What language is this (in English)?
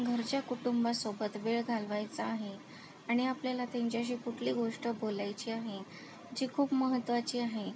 Marathi